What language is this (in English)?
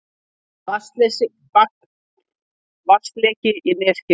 Icelandic